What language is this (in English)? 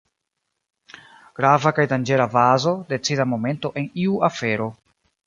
Esperanto